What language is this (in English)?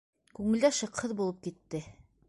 Bashkir